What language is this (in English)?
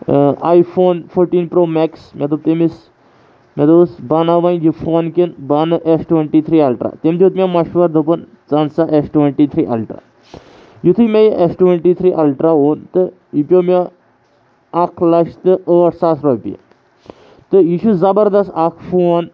Kashmiri